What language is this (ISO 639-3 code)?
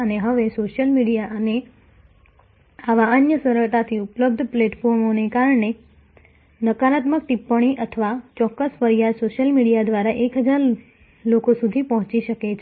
guj